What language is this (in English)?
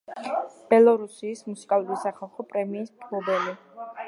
Georgian